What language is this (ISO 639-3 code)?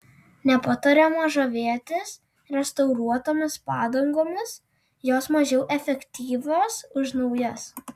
lit